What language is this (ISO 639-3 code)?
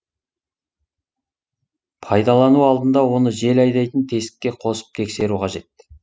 kaz